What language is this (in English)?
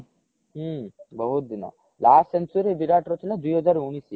Odia